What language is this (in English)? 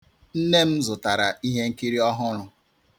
Igbo